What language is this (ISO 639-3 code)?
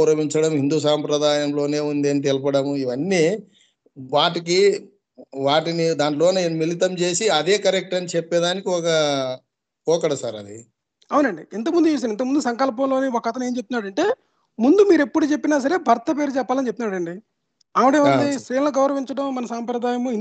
tel